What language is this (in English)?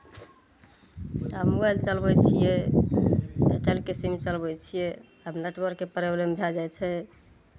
Maithili